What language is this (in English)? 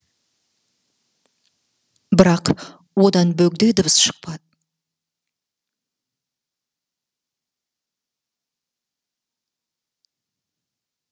Kazakh